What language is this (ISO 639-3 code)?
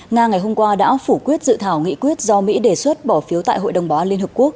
vie